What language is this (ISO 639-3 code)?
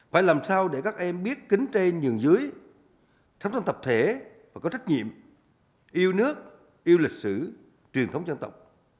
vie